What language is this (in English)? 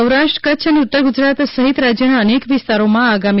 Gujarati